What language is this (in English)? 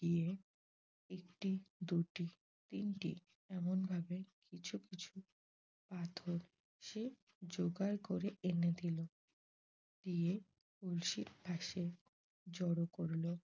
Bangla